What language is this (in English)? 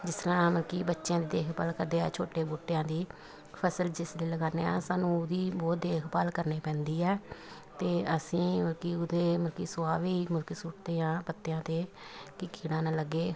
Punjabi